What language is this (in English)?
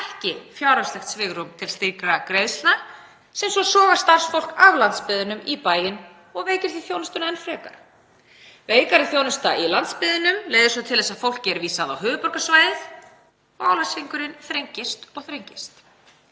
Icelandic